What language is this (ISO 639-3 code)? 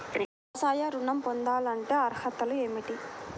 tel